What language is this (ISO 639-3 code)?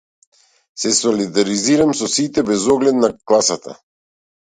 mkd